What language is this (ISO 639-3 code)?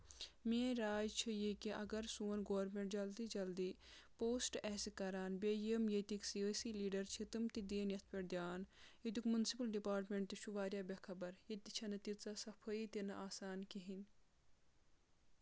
kas